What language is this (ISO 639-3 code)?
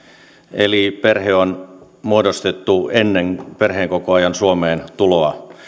fin